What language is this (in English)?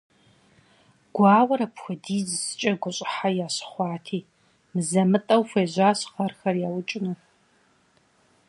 Kabardian